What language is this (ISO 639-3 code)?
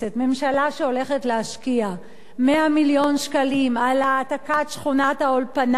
heb